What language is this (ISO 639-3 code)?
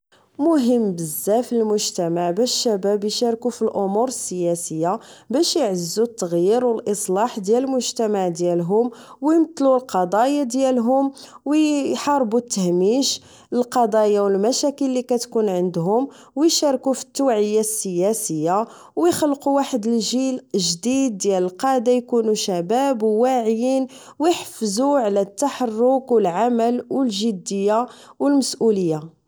ary